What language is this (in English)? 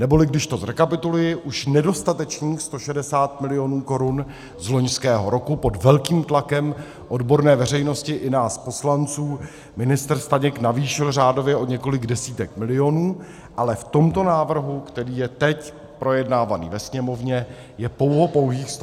Czech